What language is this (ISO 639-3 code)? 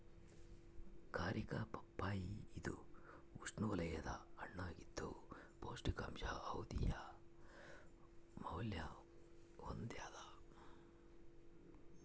kan